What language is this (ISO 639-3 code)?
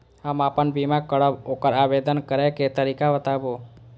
mai